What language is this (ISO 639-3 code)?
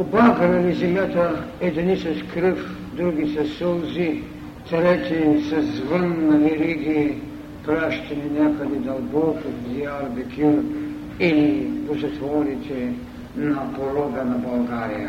bul